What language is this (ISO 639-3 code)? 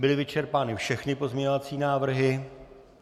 ces